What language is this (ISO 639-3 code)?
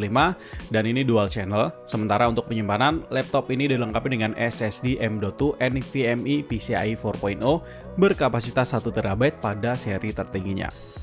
ind